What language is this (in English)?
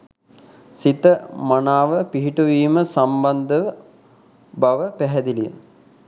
Sinhala